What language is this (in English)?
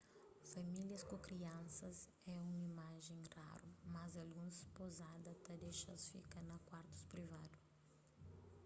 Kabuverdianu